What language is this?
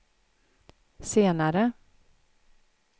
Swedish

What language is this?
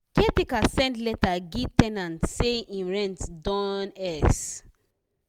Nigerian Pidgin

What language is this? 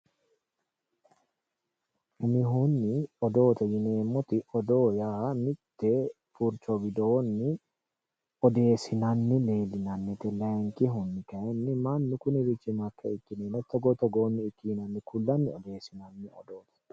Sidamo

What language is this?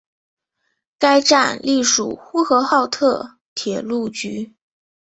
Chinese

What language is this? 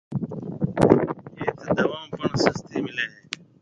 Marwari (Pakistan)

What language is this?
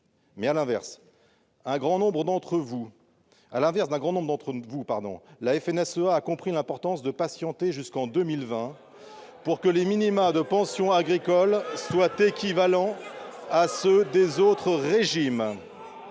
French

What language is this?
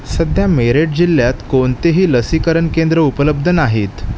Marathi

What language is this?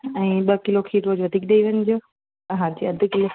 Sindhi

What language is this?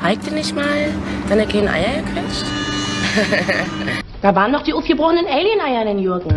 German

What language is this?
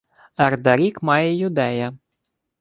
Ukrainian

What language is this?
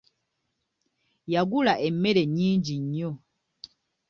Ganda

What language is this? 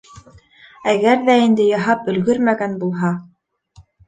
Bashkir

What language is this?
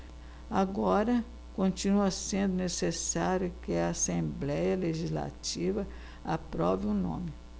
Portuguese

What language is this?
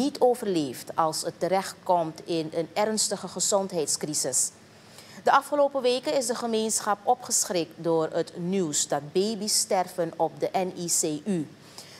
Dutch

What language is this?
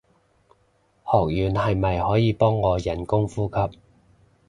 Cantonese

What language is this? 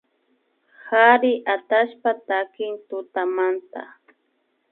Imbabura Highland Quichua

